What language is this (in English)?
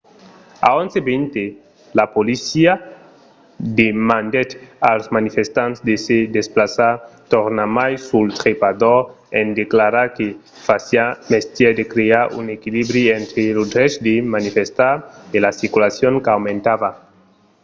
Occitan